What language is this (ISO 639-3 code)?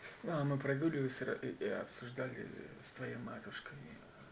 rus